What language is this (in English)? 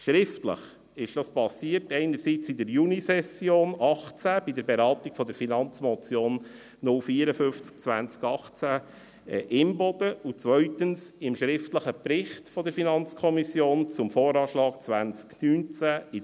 Swiss German